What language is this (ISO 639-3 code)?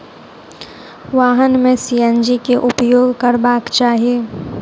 mai